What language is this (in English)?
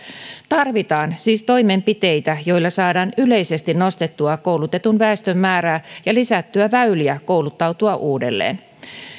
Finnish